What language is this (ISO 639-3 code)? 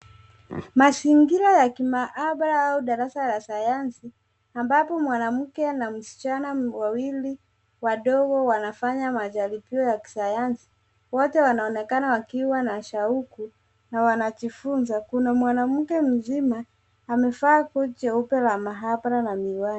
swa